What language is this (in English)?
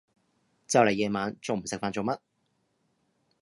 Cantonese